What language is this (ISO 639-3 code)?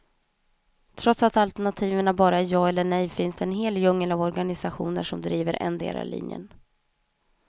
swe